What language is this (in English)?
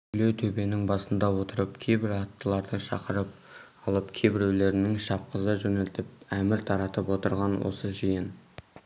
Kazakh